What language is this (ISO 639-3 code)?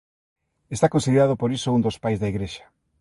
glg